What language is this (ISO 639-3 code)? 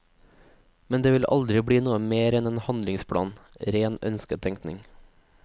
nor